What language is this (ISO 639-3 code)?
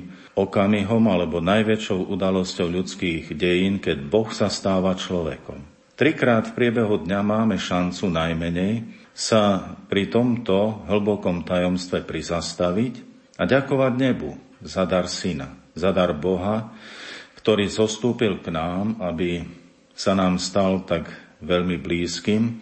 slk